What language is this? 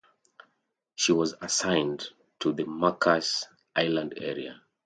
English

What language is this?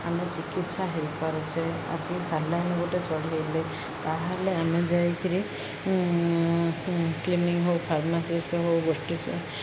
Odia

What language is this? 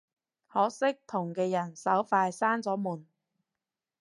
Cantonese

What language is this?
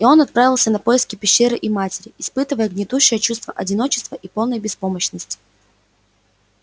Russian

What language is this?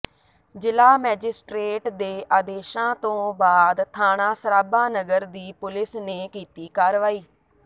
Punjabi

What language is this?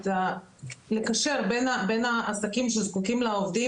Hebrew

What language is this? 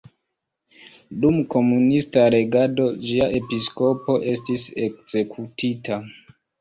Esperanto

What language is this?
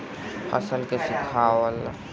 Bhojpuri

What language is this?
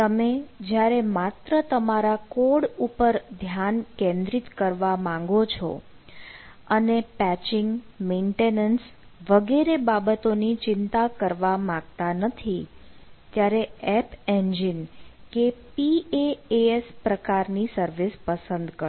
Gujarati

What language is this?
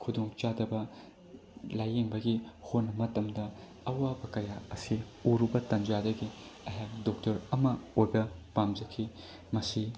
Manipuri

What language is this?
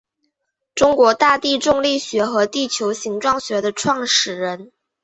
Chinese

